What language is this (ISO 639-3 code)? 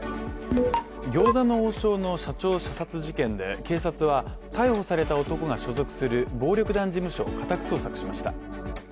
jpn